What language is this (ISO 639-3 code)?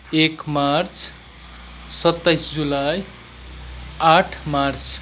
nep